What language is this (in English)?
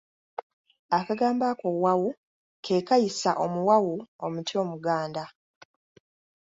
Ganda